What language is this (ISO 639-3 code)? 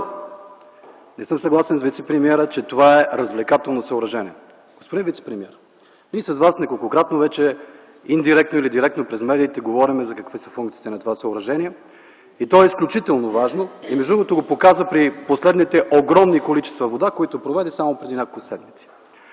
bul